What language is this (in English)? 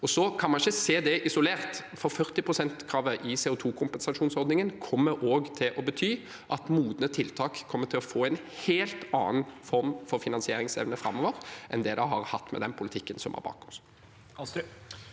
Norwegian